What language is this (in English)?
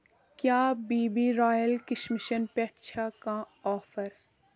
Kashmiri